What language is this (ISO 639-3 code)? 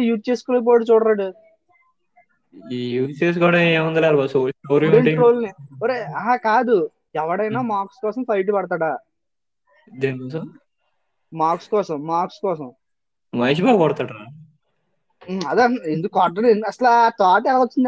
tel